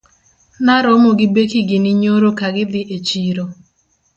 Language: Luo (Kenya and Tanzania)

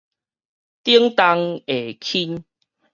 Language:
Min Nan Chinese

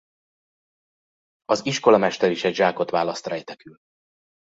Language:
Hungarian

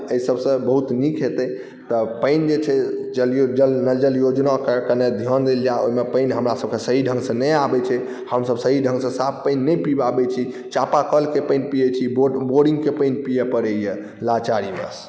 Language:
Maithili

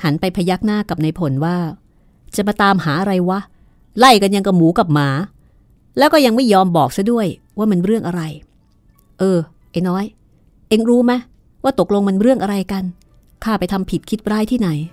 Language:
Thai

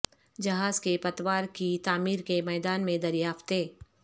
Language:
Urdu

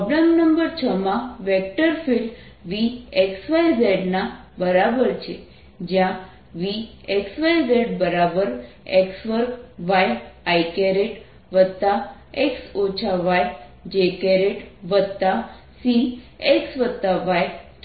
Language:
Gujarati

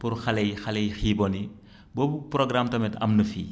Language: Wolof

